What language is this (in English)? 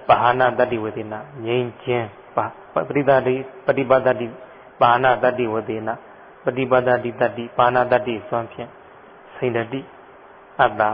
Thai